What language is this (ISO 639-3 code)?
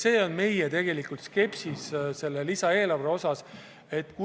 est